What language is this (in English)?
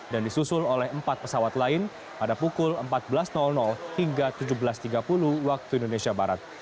Indonesian